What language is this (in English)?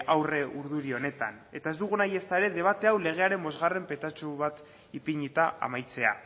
Basque